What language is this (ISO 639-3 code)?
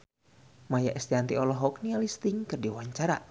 sun